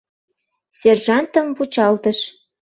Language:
Mari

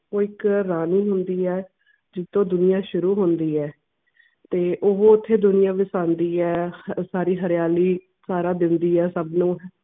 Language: Punjabi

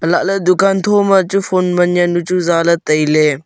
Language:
Wancho Naga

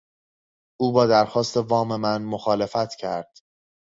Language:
Persian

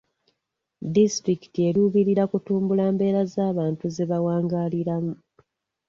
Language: Ganda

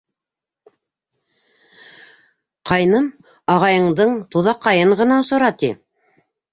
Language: Bashkir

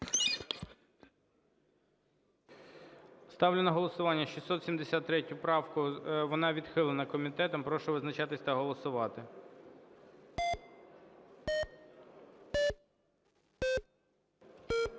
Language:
Ukrainian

